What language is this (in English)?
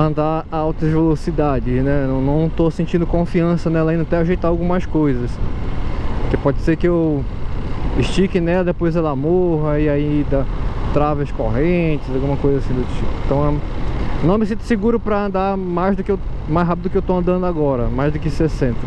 Portuguese